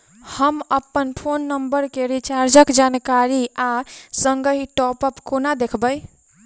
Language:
Maithili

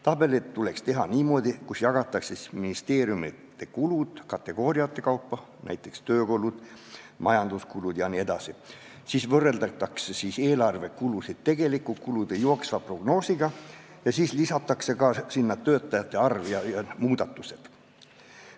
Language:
Estonian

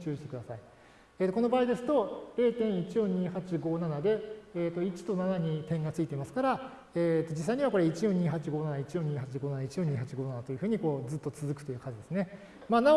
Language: Japanese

